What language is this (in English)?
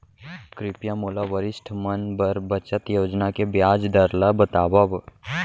Chhattisgarhi